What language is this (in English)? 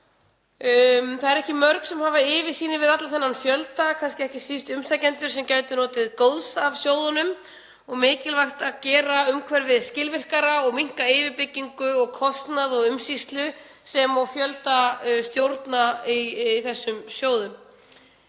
Icelandic